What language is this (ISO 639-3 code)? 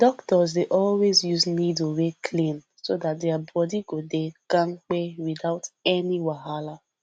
pcm